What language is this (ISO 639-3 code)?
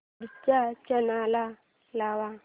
mar